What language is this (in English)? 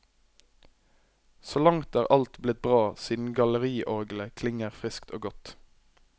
Norwegian